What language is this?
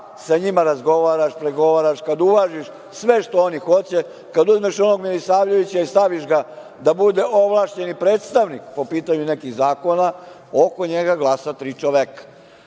Serbian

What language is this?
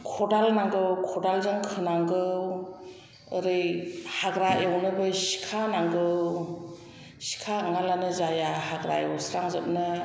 Bodo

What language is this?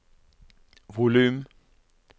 Norwegian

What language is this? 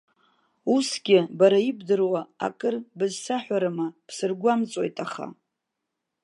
Abkhazian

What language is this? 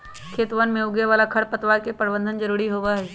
Magahi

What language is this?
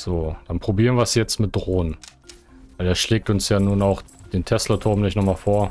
German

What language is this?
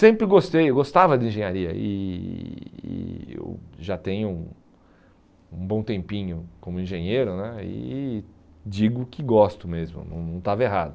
Portuguese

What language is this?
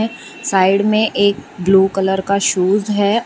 Hindi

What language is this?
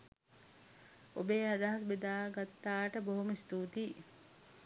Sinhala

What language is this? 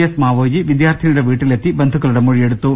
Malayalam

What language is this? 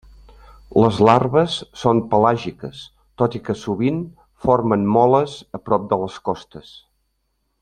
Catalan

